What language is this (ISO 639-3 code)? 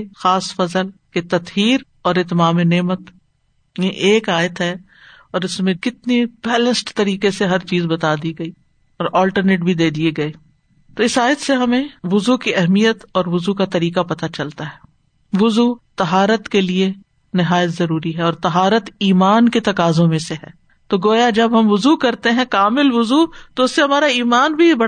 urd